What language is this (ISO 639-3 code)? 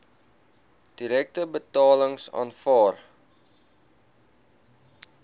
afr